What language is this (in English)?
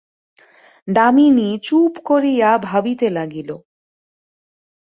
Bangla